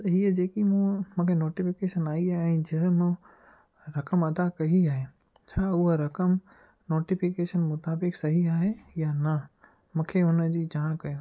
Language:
Sindhi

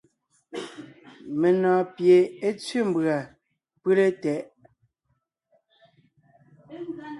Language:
Ngiemboon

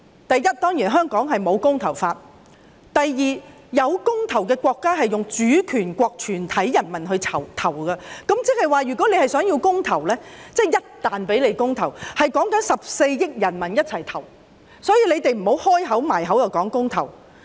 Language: Cantonese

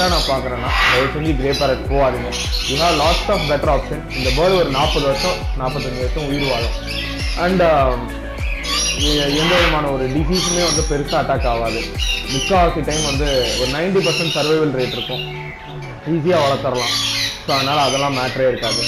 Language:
Romanian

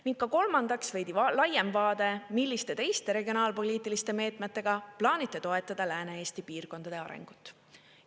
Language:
Estonian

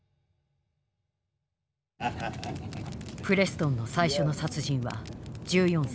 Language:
Japanese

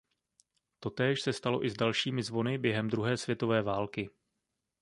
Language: Czech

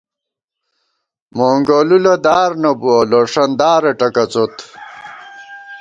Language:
Gawar-Bati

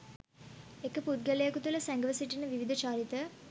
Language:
Sinhala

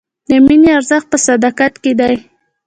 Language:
Pashto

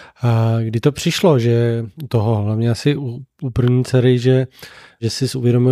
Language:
Czech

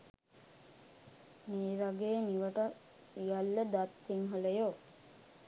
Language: Sinhala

